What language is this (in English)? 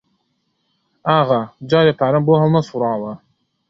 Central Kurdish